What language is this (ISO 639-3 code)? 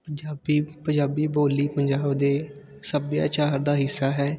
pan